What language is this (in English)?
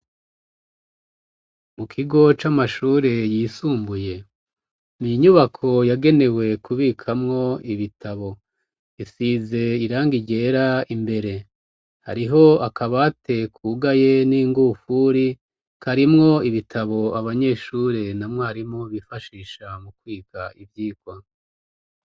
Rundi